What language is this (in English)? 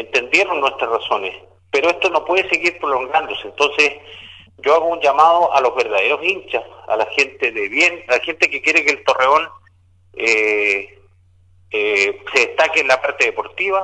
Spanish